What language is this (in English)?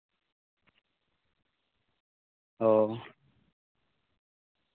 Santali